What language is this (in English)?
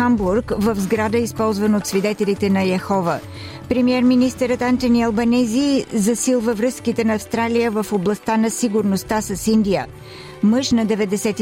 Bulgarian